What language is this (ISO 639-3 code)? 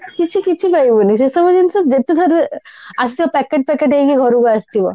ori